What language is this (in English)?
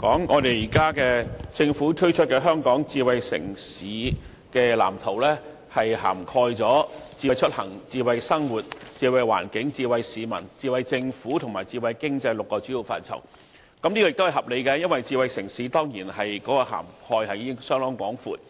Cantonese